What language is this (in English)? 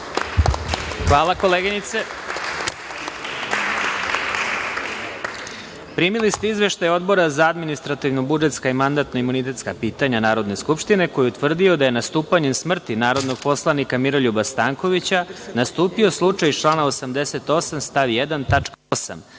Serbian